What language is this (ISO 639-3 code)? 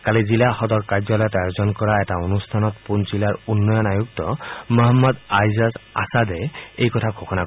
asm